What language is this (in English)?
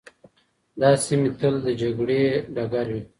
Pashto